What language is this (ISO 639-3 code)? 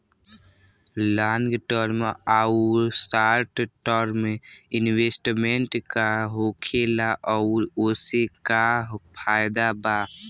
bho